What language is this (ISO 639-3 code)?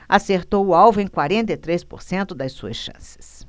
por